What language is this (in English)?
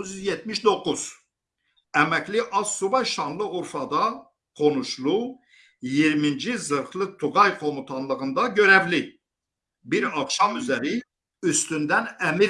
Turkish